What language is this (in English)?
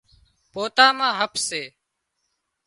Wadiyara Koli